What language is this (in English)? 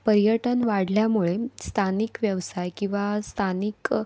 Marathi